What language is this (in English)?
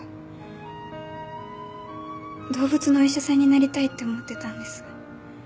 Japanese